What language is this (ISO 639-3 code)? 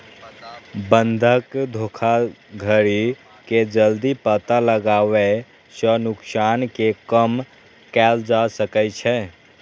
mai